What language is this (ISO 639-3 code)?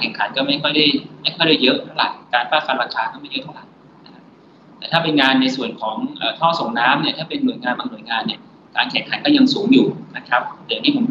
tha